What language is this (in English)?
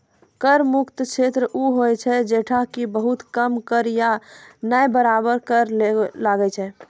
Maithili